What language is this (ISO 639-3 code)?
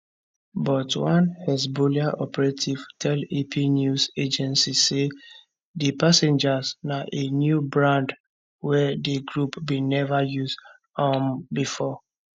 pcm